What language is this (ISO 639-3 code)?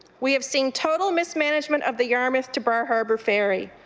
eng